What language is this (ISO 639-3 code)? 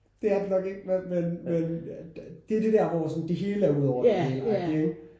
dan